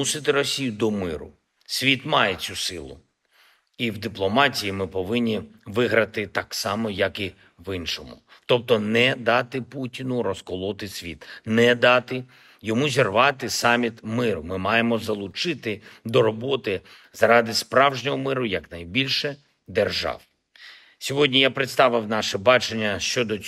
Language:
Ukrainian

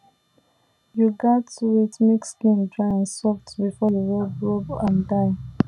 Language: Nigerian Pidgin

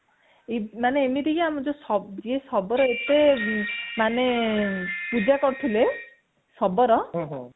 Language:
Odia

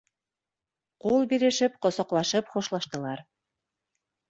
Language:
Bashkir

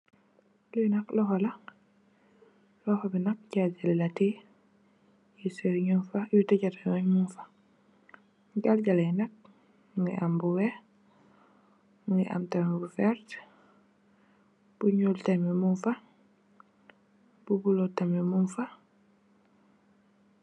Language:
Wolof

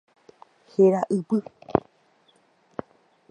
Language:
Guarani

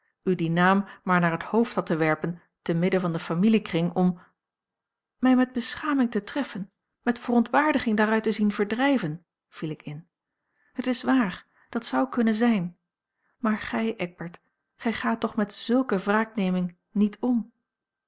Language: Dutch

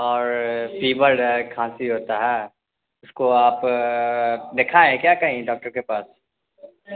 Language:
Urdu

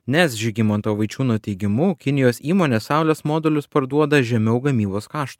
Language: Lithuanian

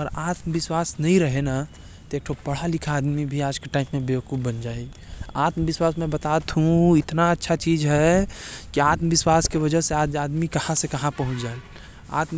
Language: Korwa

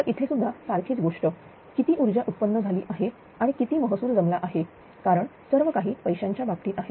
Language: Marathi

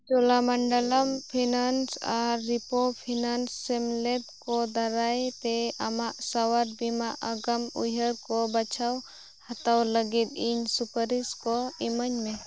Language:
Santali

